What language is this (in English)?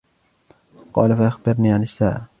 Arabic